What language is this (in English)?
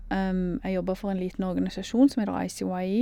Norwegian